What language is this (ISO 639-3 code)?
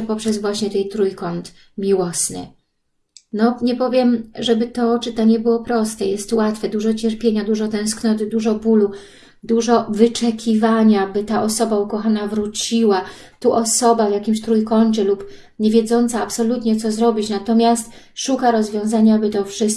pol